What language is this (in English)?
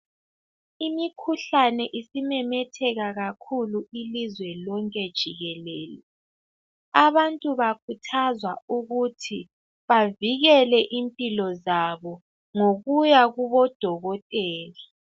North Ndebele